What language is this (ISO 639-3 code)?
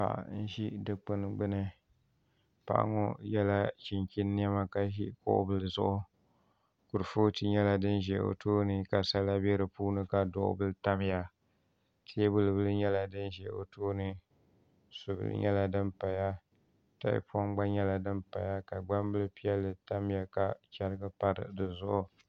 dag